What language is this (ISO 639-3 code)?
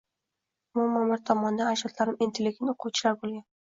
uzb